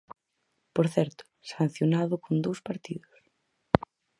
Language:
Galician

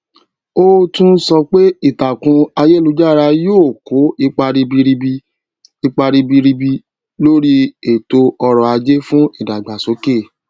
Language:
Yoruba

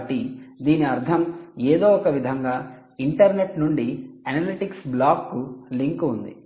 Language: Telugu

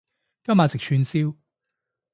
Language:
Cantonese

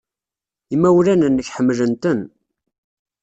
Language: Kabyle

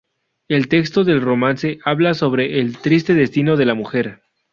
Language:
Spanish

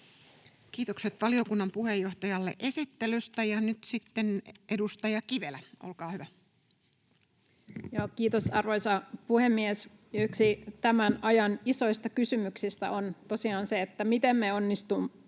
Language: Finnish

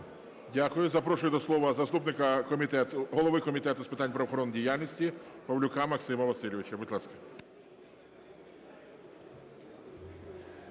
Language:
Ukrainian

